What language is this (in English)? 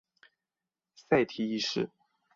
Chinese